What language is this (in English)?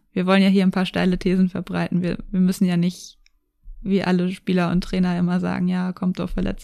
German